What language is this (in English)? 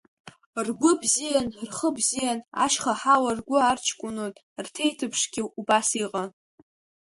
Abkhazian